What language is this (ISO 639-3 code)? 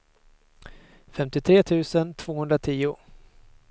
swe